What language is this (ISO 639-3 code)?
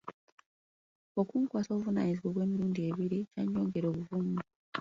lug